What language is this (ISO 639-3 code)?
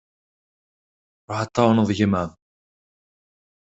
kab